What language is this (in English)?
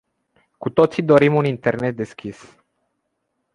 Romanian